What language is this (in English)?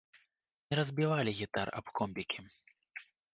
Belarusian